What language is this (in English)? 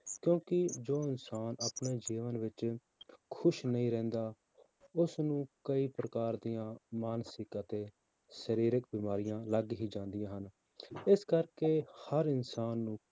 Punjabi